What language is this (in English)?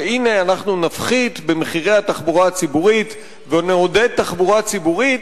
Hebrew